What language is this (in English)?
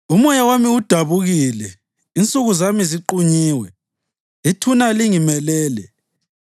North Ndebele